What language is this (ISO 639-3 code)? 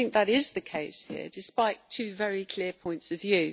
eng